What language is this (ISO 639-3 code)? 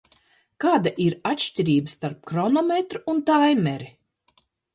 lav